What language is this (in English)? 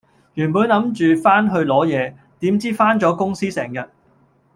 Cantonese